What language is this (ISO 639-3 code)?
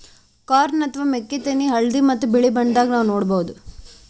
kan